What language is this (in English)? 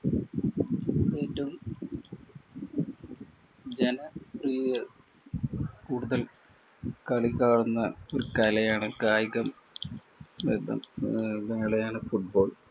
Malayalam